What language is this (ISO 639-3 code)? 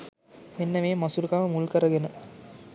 sin